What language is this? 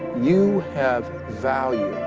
English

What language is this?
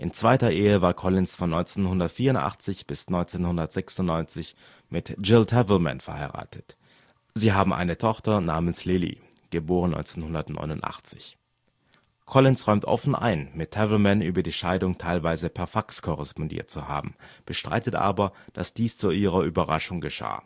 German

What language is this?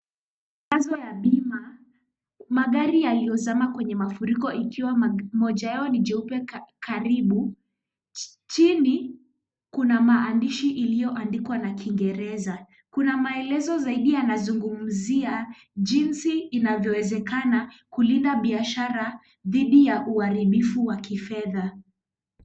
Swahili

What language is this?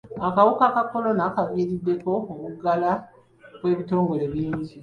Ganda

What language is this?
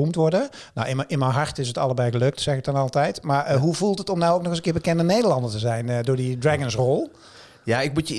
Dutch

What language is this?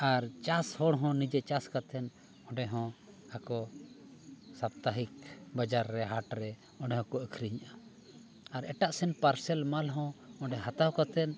Santali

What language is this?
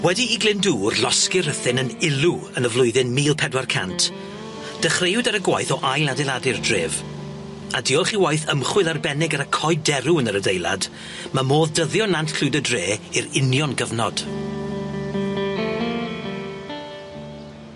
Welsh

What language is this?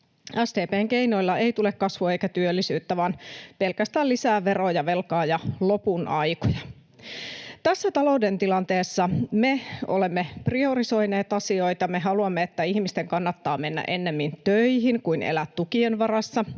Finnish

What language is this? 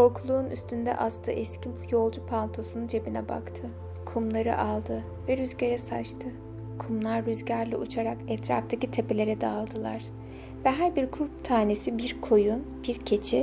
Turkish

